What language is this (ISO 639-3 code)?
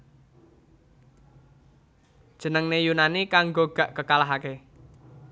jav